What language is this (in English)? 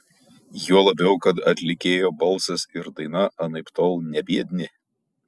Lithuanian